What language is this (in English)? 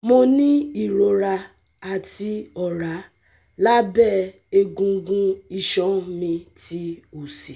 Yoruba